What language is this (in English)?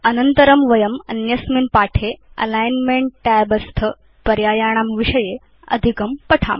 Sanskrit